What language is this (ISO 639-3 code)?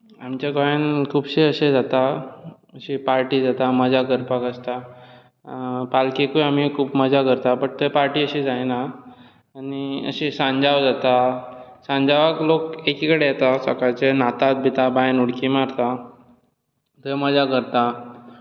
kok